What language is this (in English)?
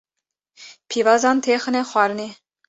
Kurdish